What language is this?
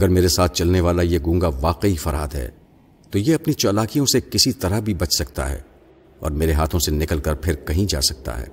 Urdu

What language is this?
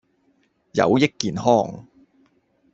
Cantonese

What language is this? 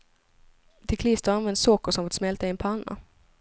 Swedish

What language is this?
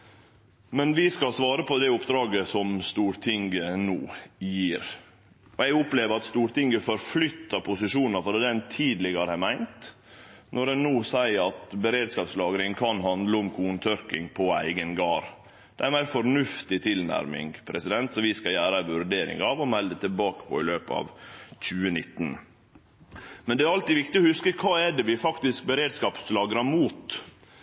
Norwegian Nynorsk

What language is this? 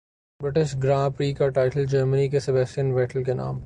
Urdu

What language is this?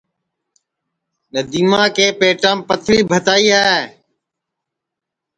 Sansi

